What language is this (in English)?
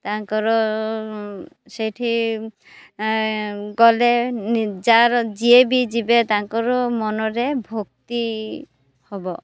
Odia